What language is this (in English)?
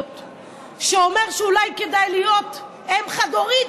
Hebrew